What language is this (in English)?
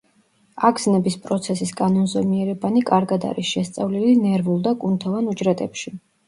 Georgian